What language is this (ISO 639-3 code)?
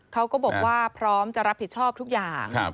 tha